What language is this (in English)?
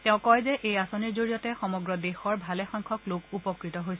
Assamese